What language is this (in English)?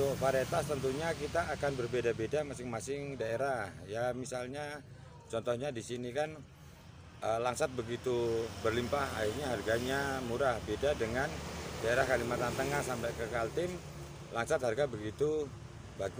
Indonesian